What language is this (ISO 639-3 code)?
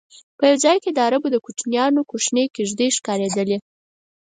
pus